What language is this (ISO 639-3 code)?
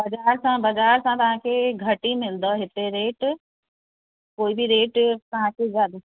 snd